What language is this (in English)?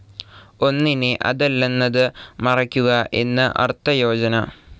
Malayalam